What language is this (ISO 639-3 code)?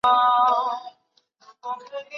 zho